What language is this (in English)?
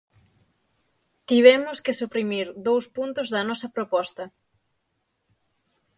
Galician